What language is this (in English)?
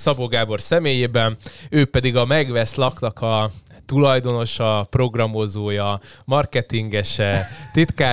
Hungarian